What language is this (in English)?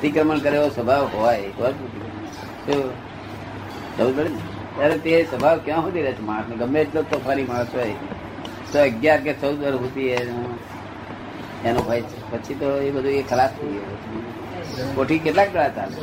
Gujarati